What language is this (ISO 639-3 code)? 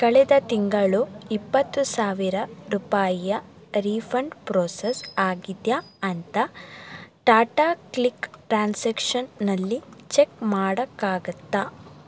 kan